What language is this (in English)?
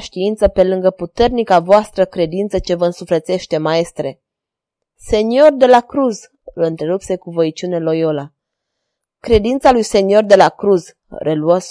Romanian